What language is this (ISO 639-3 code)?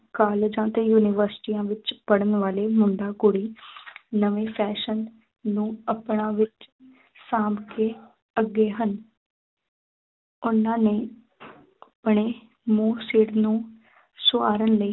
pan